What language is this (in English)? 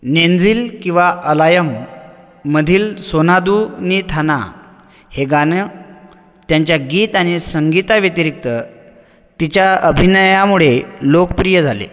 Marathi